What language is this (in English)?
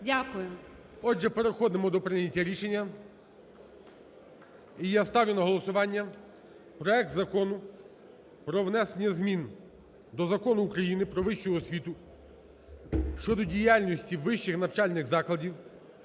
Ukrainian